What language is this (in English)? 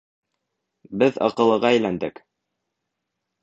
Bashkir